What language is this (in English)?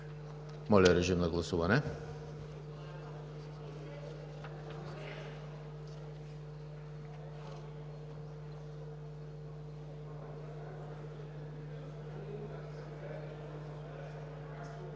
Bulgarian